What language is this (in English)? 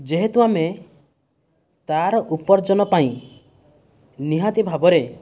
Odia